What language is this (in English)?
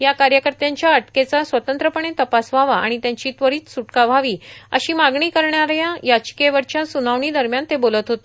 Marathi